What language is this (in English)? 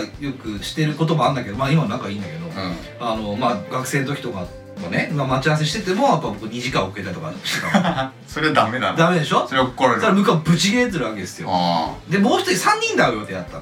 Japanese